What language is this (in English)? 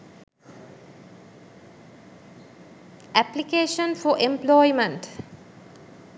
Sinhala